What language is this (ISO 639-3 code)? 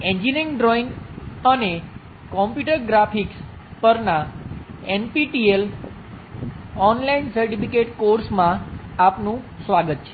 guj